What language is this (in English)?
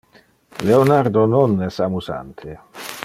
Interlingua